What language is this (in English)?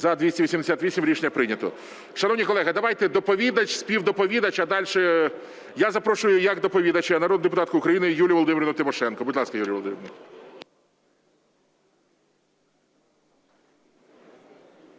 Ukrainian